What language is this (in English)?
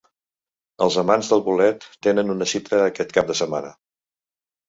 Catalan